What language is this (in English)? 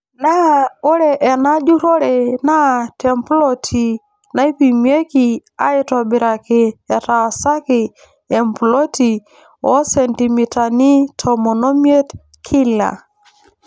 Masai